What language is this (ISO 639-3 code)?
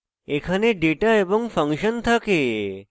ben